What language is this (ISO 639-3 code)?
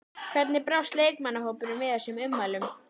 isl